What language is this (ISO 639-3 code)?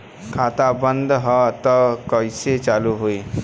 bho